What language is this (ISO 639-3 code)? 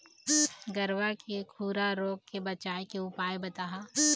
hne